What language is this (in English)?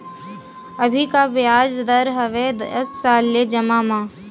Chhattisgarhi